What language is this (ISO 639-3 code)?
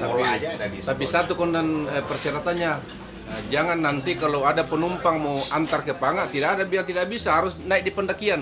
ind